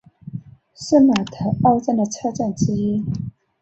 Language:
Chinese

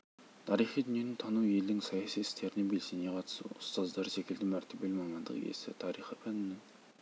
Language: Kazakh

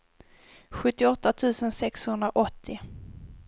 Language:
Swedish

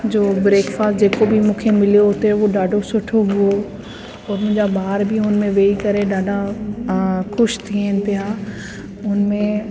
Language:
Sindhi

